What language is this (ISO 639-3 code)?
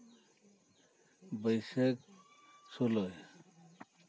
sat